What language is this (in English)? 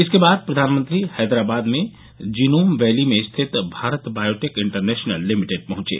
Hindi